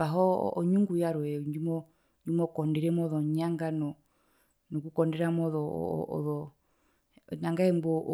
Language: Herero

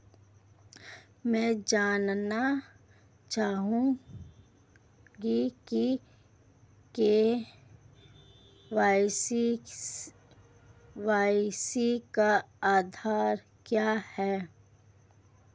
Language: Hindi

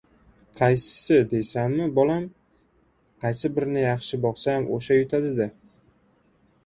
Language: Uzbek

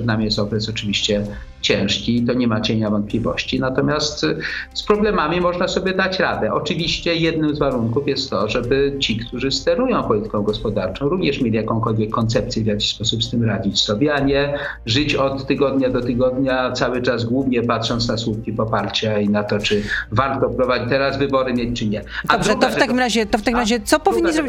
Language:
Polish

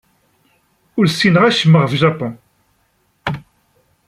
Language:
Kabyle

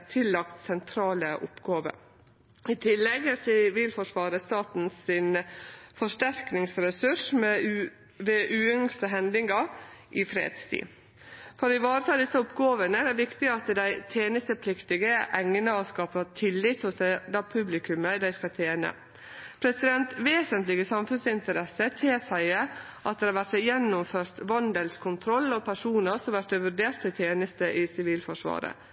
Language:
Norwegian Nynorsk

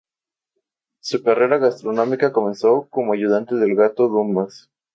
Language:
Spanish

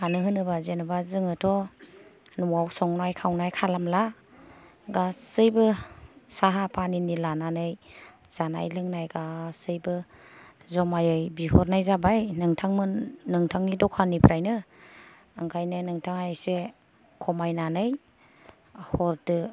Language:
Bodo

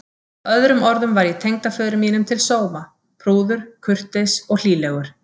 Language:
Icelandic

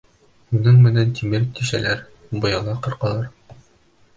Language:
Bashkir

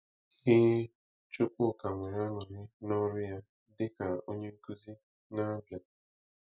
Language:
Igbo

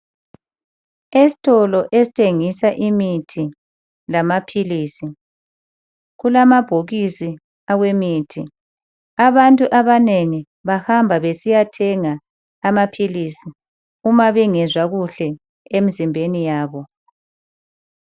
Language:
North Ndebele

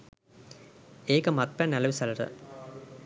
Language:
Sinhala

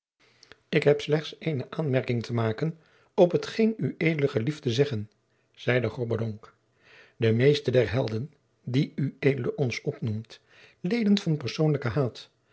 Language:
Dutch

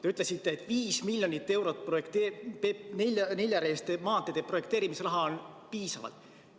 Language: Estonian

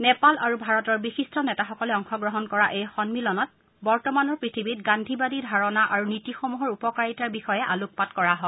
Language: Assamese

